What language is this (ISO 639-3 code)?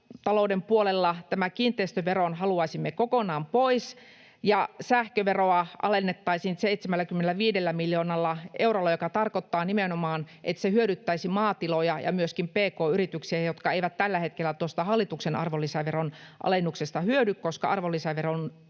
fin